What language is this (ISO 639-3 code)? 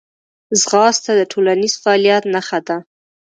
pus